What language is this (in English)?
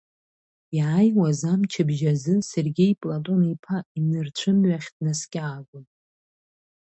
Abkhazian